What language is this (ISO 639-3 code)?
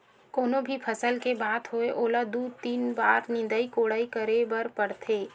hne